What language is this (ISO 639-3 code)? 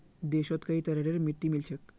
mag